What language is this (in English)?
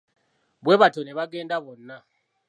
Ganda